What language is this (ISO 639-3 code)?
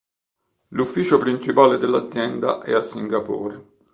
ita